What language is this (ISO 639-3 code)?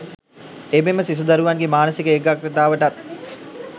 sin